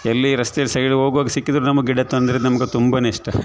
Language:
Kannada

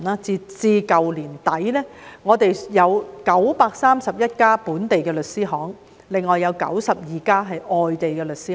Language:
Cantonese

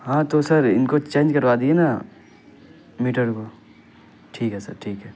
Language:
Urdu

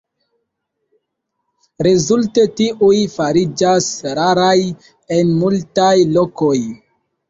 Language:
Esperanto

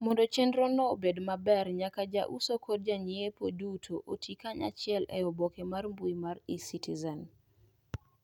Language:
Luo (Kenya and Tanzania)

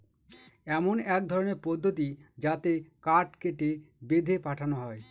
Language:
Bangla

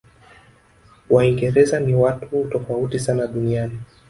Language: Swahili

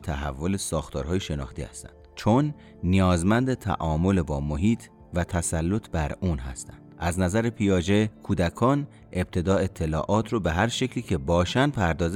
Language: Persian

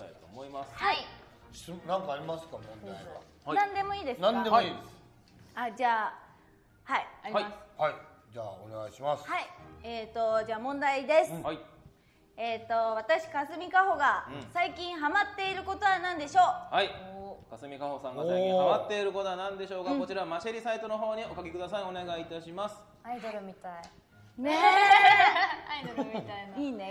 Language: Japanese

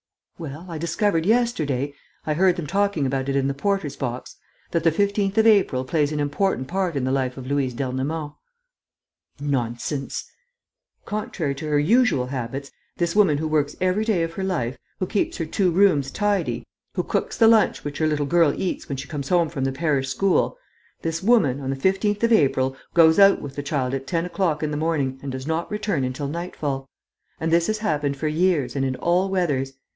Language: English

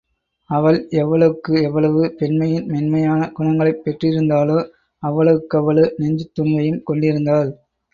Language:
Tamil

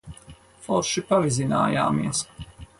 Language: Latvian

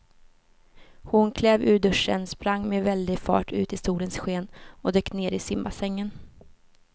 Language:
Swedish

